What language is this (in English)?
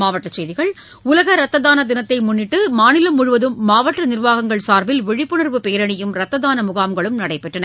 Tamil